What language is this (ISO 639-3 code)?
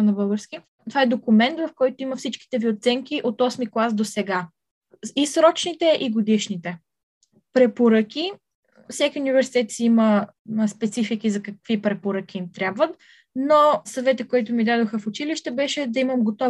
bul